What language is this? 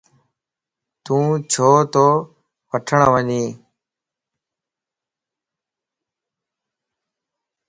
Lasi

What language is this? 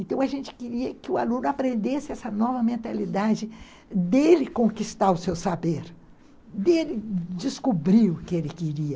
Portuguese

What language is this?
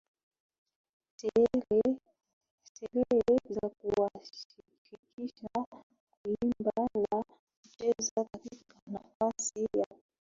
Swahili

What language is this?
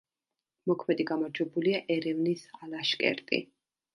Georgian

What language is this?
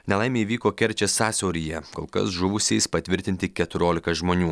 Lithuanian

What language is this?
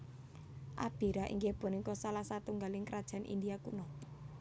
Javanese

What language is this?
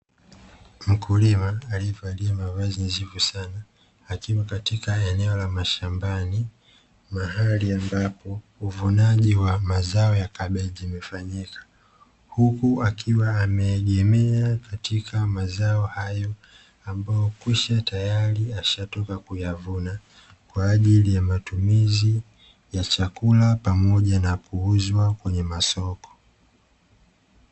Swahili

